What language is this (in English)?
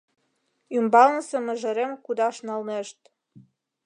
Mari